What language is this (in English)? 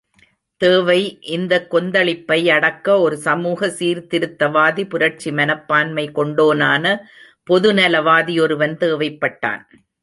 Tamil